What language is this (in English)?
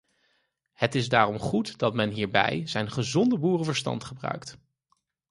Dutch